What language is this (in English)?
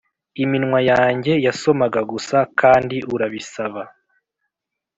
Kinyarwanda